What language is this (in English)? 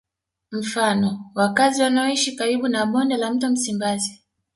Swahili